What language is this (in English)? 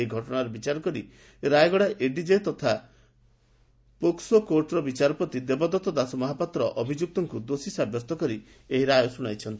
Odia